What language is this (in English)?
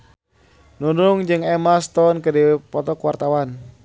Sundanese